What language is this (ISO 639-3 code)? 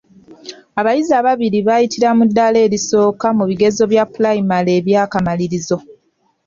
lug